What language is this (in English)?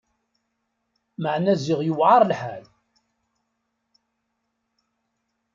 Kabyle